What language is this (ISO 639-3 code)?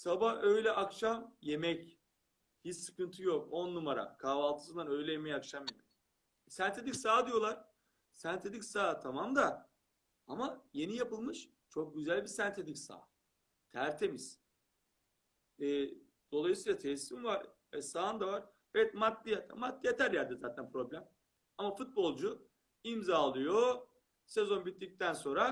tur